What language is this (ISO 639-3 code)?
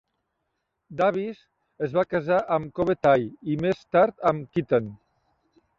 cat